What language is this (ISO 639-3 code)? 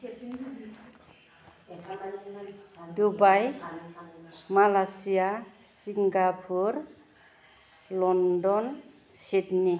brx